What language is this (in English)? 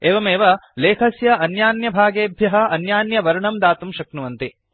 Sanskrit